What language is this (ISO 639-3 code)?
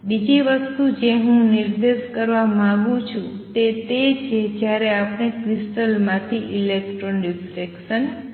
guj